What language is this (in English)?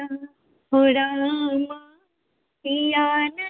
Maithili